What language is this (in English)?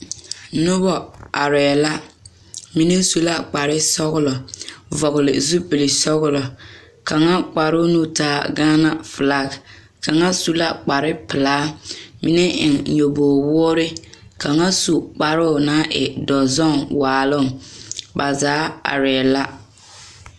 Southern Dagaare